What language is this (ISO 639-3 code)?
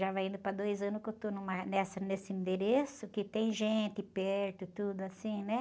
por